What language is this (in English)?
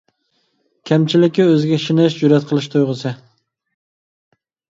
Uyghur